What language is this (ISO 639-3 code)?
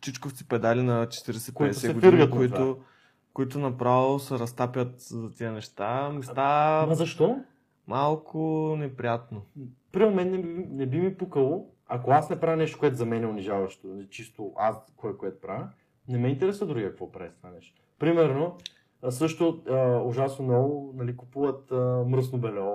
bul